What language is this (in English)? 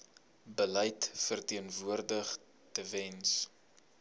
Afrikaans